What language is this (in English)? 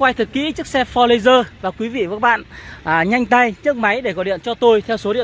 Vietnamese